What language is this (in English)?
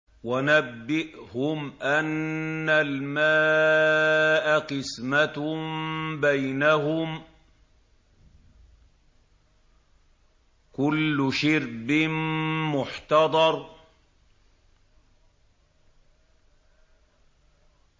Arabic